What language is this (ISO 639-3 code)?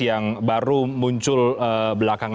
ind